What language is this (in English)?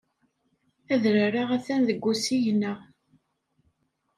Kabyle